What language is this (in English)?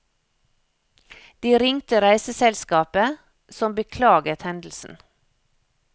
Norwegian